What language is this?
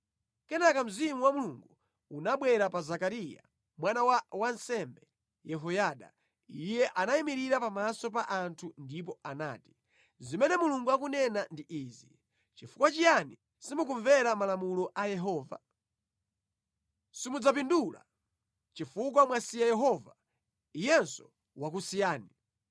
Nyanja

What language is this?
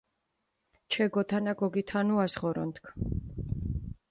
Mingrelian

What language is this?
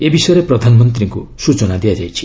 Odia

